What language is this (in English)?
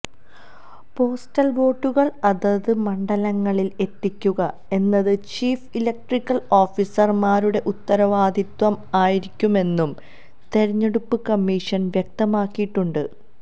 Malayalam